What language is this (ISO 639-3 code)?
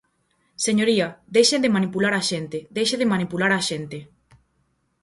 glg